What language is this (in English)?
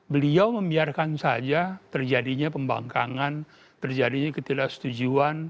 Indonesian